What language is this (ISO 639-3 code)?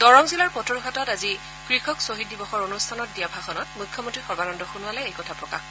asm